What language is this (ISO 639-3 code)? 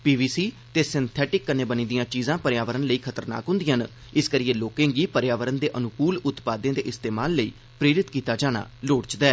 doi